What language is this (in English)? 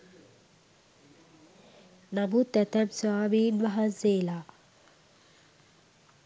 Sinhala